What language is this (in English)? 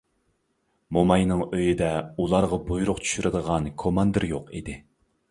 Uyghur